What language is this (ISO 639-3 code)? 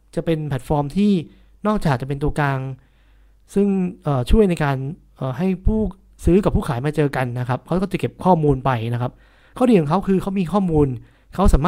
tha